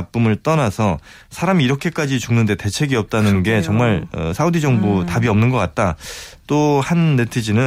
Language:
Korean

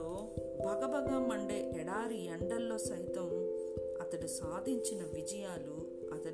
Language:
Telugu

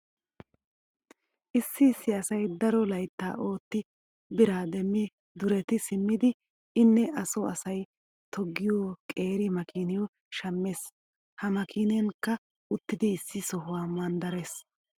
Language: Wolaytta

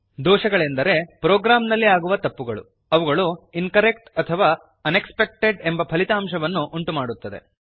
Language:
Kannada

